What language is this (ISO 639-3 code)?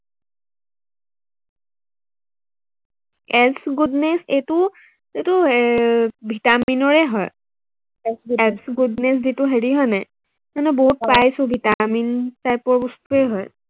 asm